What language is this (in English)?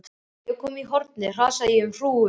Icelandic